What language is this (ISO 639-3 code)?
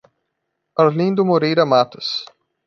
por